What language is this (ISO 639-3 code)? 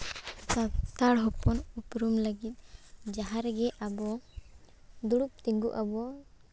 sat